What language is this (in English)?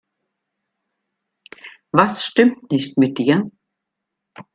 German